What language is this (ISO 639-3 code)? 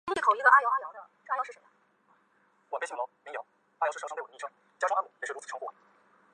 zho